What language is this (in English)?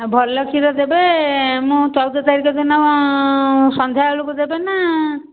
Odia